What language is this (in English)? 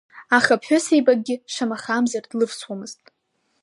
Abkhazian